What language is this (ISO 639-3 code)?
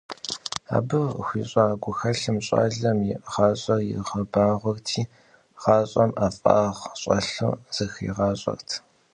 kbd